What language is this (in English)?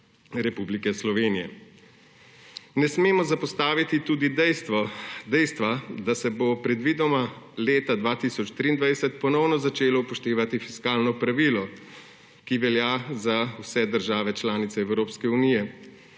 Slovenian